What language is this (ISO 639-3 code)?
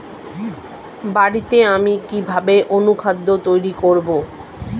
ben